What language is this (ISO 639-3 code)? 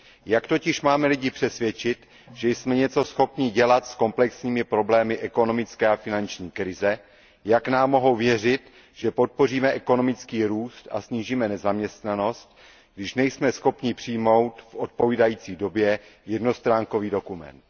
ces